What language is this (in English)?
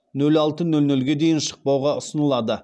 Kazakh